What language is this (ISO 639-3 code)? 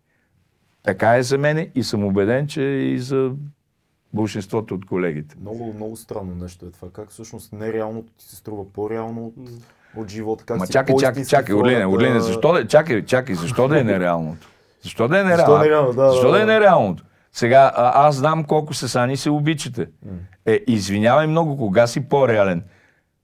bul